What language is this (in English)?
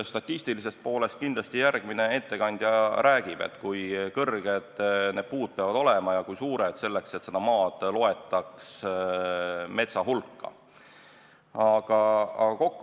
Estonian